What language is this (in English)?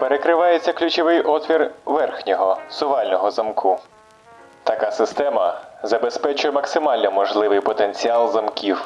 Ukrainian